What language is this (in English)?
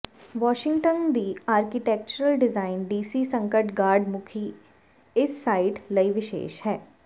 Punjabi